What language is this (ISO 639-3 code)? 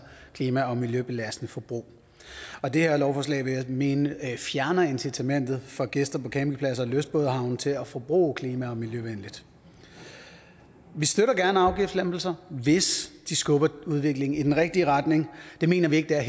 dan